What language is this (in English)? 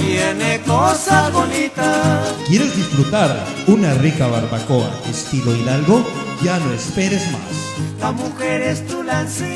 Spanish